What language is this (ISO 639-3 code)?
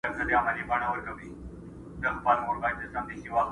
pus